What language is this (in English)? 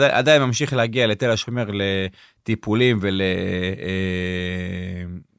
Hebrew